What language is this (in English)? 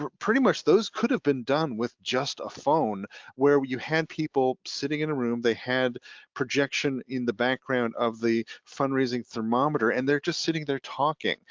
English